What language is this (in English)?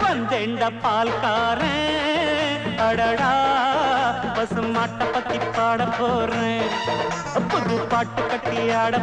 Malayalam